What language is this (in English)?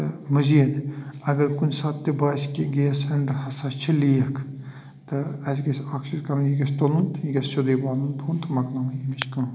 Kashmiri